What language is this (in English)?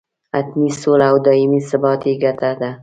Pashto